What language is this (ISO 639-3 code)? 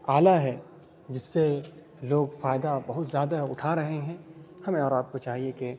urd